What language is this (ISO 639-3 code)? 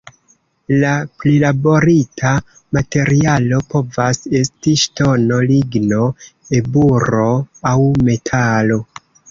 epo